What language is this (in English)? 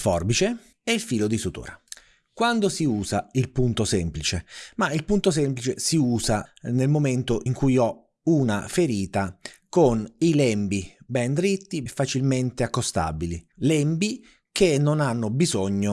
Italian